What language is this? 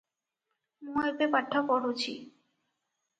Odia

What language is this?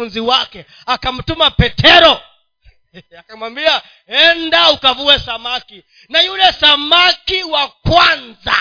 Swahili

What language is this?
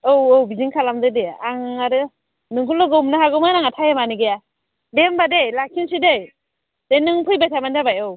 Bodo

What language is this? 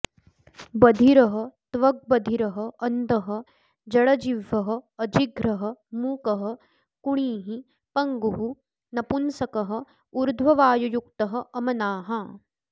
Sanskrit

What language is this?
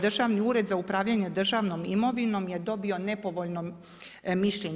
Croatian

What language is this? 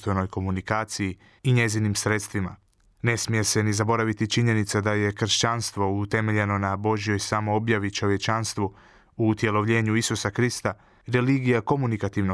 Croatian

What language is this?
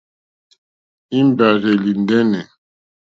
Mokpwe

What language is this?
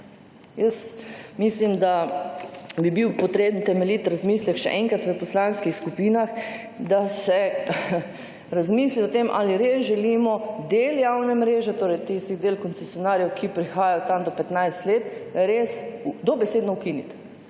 Slovenian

